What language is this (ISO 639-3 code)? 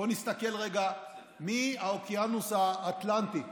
heb